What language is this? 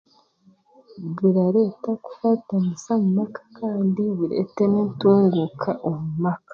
Chiga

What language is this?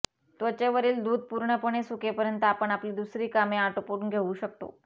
Marathi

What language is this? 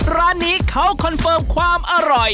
Thai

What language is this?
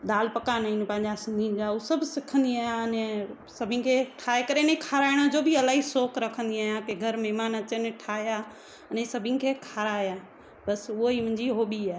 Sindhi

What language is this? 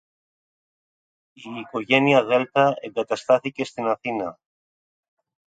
Greek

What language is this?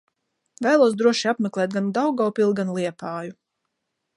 Latvian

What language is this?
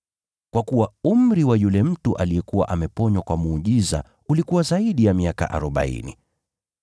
Swahili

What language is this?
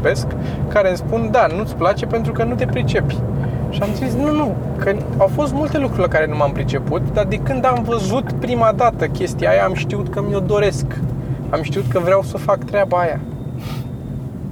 Romanian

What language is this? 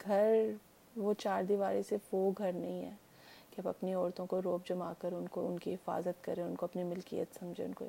Urdu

